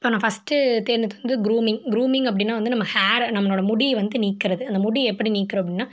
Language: Tamil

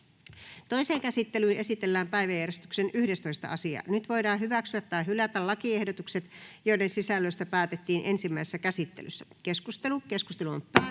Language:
Finnish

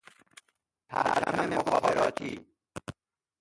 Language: Persian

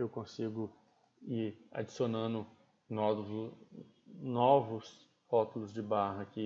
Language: Portuguese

